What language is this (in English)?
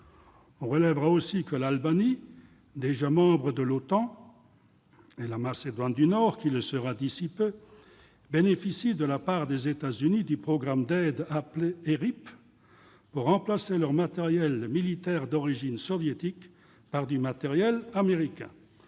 French